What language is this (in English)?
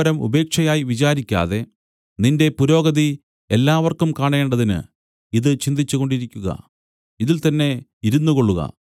Malayalam